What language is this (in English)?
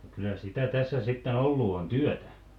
Finnish